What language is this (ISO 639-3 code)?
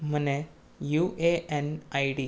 guj